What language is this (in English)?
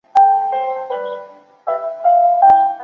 Chinese